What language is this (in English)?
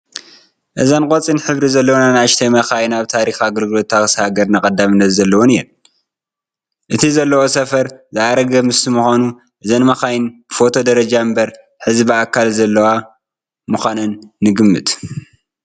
Tigrinya